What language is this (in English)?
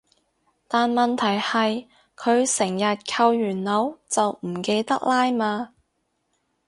Cantonese